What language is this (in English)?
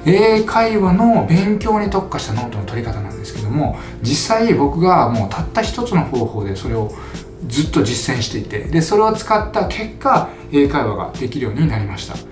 Japanese